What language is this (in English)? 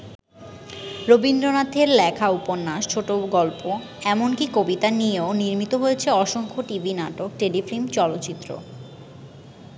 Bangla